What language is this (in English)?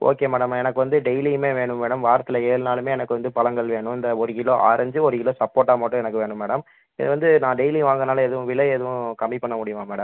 Tamil